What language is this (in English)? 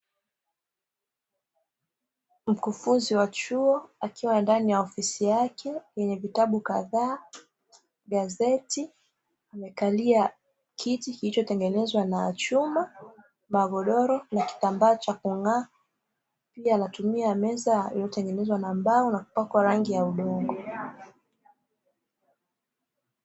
Swahili